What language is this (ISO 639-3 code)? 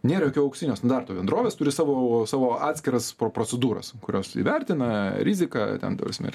lit